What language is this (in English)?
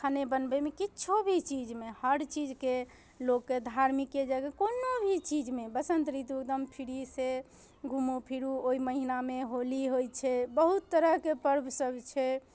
Maithili